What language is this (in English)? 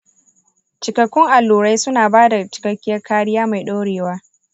Hausa